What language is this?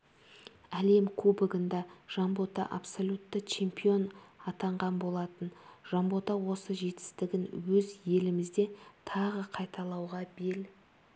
Kazakh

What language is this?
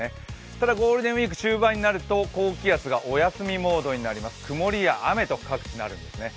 Japanese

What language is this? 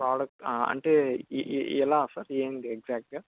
Telugu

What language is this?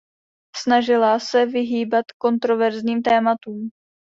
Czech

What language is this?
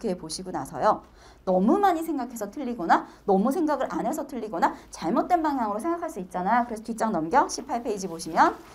Korean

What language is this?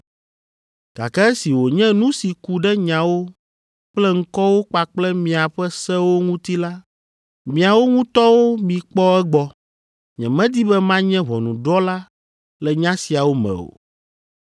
Ewe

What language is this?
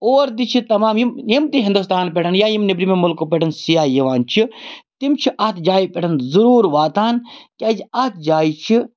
Kashmiri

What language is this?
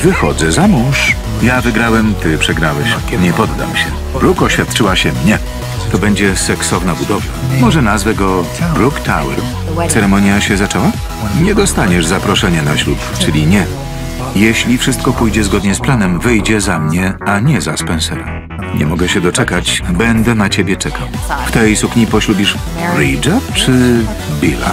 Polish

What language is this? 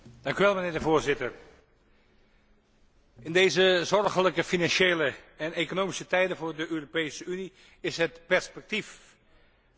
Dutch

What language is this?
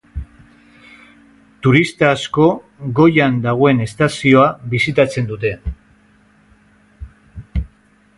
Basque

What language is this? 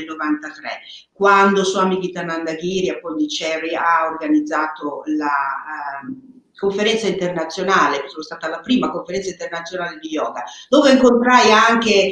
Italian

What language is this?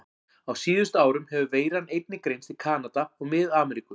Icelandic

